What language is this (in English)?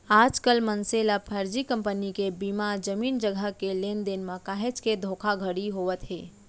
Chhattisgarhi